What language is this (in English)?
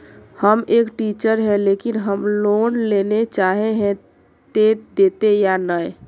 Magahi